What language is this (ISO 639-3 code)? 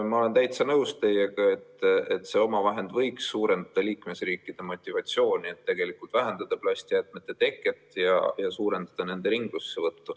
est